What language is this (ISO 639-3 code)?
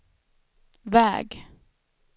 swe